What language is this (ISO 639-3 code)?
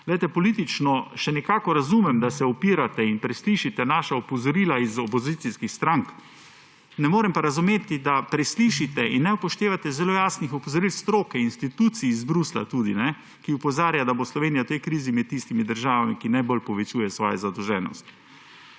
slv